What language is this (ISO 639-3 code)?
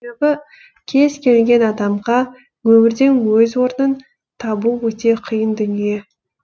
kaz